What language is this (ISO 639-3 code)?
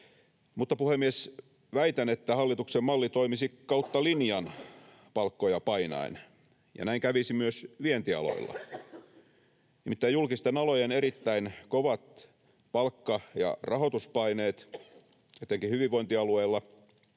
fin